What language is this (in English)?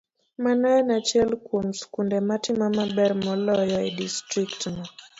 Luo (Kenya and Tanzania)